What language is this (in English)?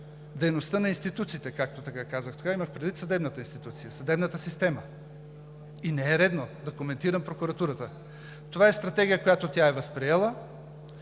Bulgarian